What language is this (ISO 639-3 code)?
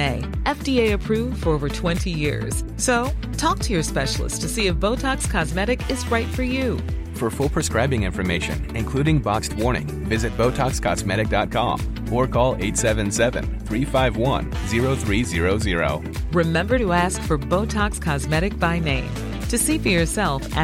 swe